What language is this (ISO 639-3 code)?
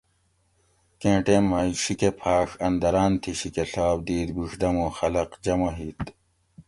gwc